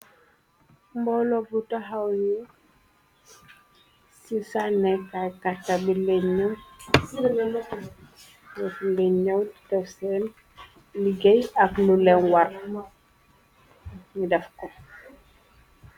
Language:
Wolof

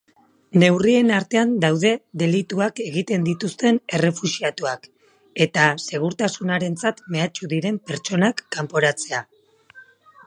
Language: Basque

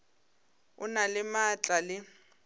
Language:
Northern Sotho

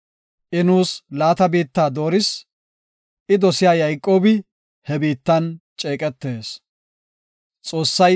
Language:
Gofa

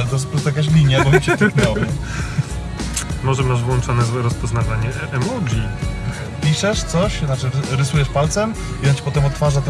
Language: Polish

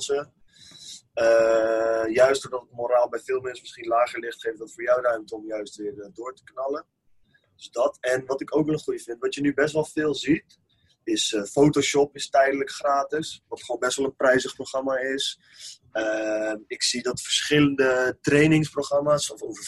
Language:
Dutch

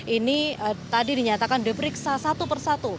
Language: Indonesian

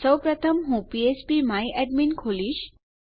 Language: Gujarati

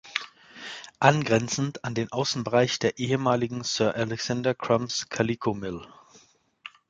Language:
German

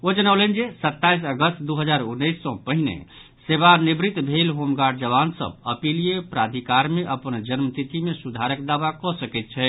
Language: Maithili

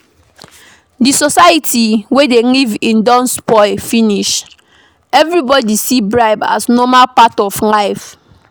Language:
Nigerian Pidgin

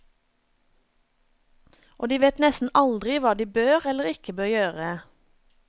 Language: Norwegian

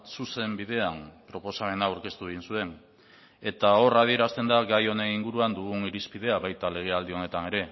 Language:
Basque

